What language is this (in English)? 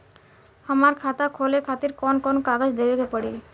Bhojpuri